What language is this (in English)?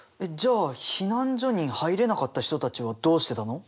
Japanese